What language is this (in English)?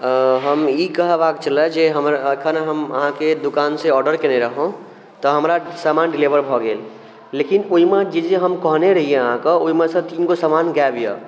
Maithili